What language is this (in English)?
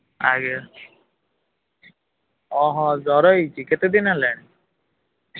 Odia